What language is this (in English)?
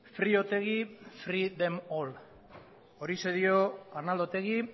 Basque